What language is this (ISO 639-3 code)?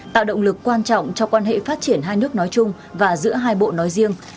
vie